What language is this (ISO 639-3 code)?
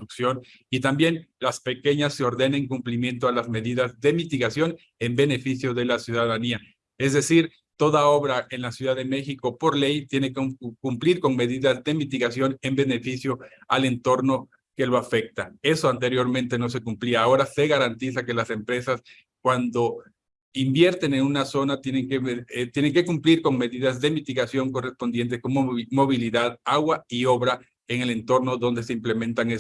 spa